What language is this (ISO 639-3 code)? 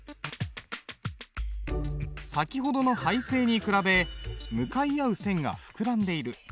jpn